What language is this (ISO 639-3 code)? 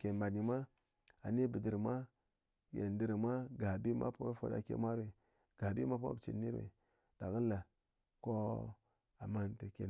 anc